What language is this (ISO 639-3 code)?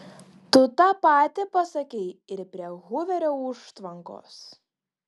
lit